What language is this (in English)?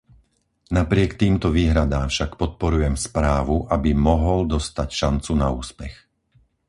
Slovak